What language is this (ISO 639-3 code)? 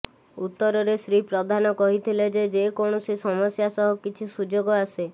ori